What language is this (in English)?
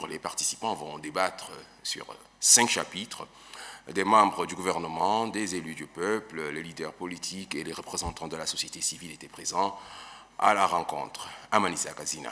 French